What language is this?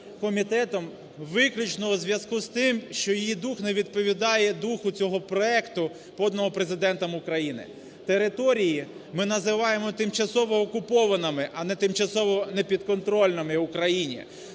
Ukrainian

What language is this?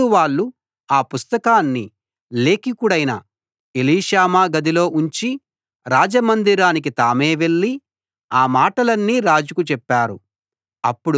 Telugu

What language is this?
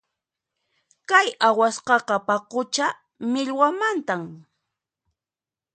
Puno Quechua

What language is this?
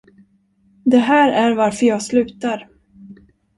Swedish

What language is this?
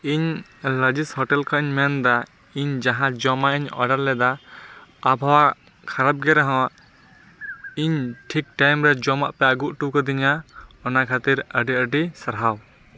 Santali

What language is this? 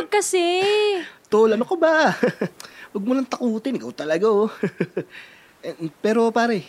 Filipino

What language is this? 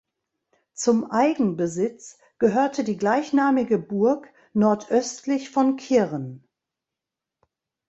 German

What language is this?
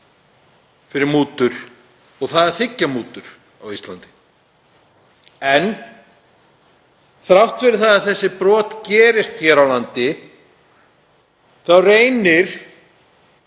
Icelandic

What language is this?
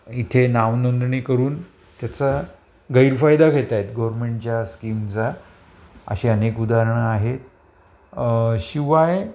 Marathi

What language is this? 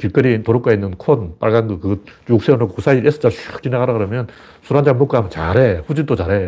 Korean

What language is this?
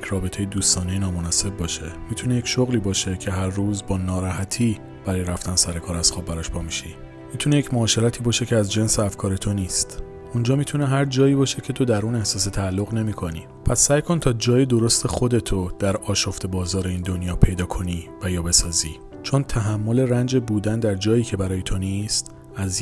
Persian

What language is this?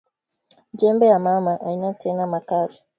Swahili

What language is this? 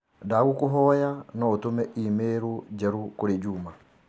Kikuyu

